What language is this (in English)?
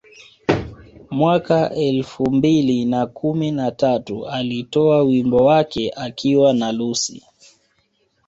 Swahili